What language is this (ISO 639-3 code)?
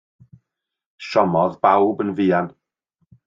cym